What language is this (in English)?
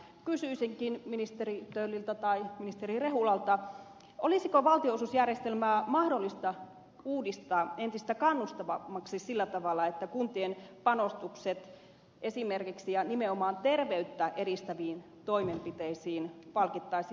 Finnish